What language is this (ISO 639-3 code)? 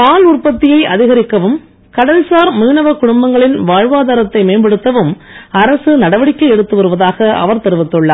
tam